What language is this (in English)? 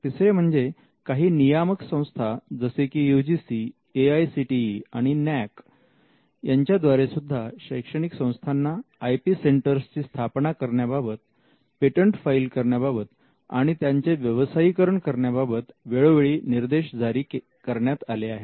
Marathi